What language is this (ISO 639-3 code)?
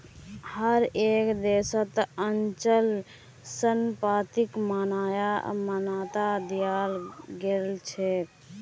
mag